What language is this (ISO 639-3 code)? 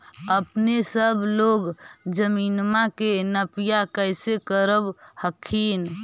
mag